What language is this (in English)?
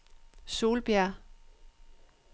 Danish